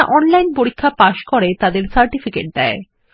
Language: Bangla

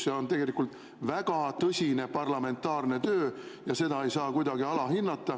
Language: Estonian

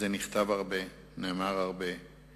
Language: Hebrew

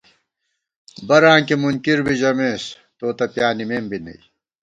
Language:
Gawar-Bati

